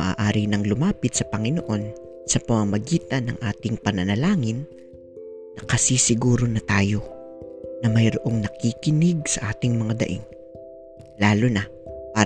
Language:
Filipino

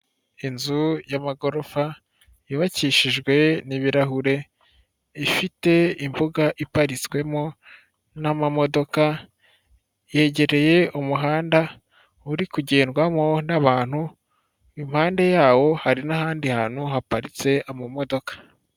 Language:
Kinyarwanda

